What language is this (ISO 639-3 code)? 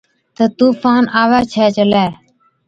odk